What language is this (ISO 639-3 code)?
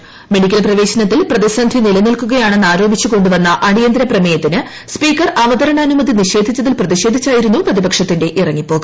mal